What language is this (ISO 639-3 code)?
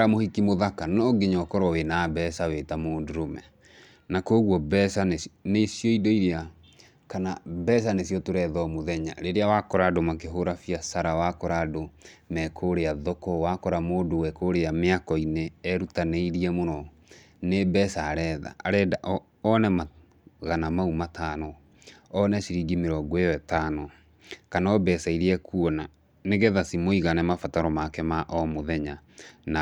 kik